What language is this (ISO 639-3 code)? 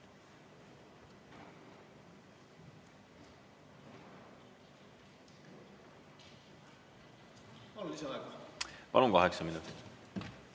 est